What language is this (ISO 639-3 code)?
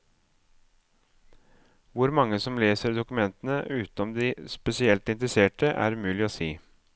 nor